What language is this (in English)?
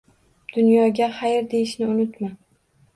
Uzbek